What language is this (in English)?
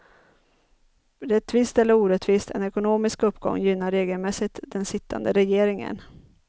Swedish